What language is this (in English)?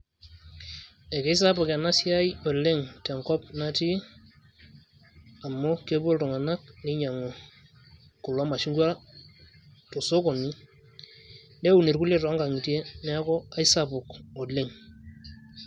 Masai